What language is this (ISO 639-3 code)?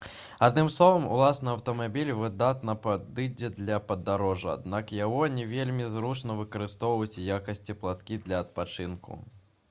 bel